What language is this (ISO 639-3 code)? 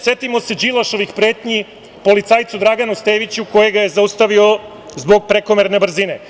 srp